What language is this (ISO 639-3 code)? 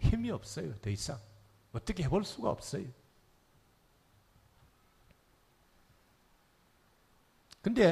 kor